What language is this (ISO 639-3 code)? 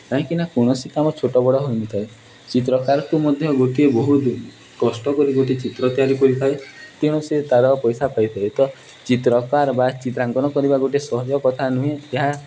ori